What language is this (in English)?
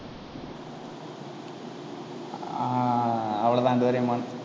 Tamil